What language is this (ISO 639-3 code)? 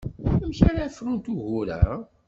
kab